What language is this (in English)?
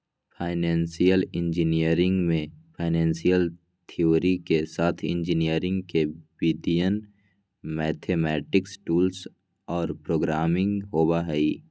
Magahi